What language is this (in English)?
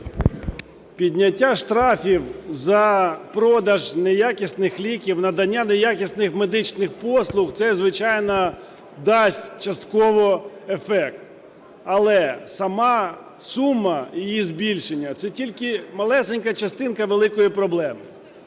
Ukrainian